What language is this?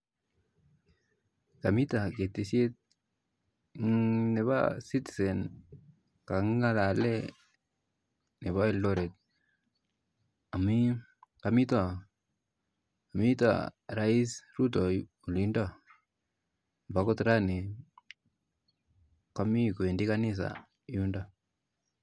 Kalenjin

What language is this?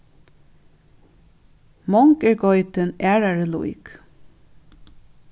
Faroese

